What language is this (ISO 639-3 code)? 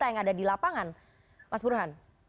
ind